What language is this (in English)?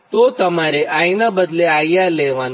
Gujarati